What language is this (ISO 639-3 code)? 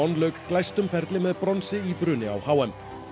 isl